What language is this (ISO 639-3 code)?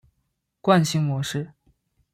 zho